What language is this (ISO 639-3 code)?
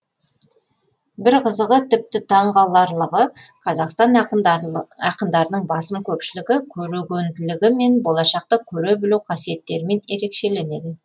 kaz